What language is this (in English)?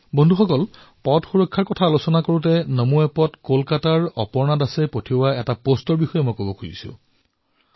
Assamese